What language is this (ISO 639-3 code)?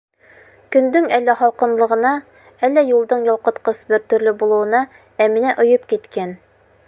bak